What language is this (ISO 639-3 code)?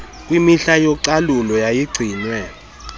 xho